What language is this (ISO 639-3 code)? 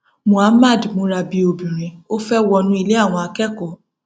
yor